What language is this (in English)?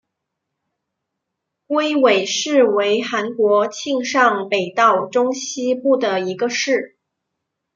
Chinese